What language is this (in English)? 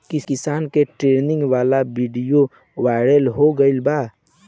Bhojpuri